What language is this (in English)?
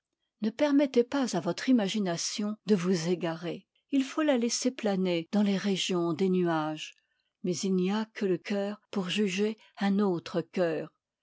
French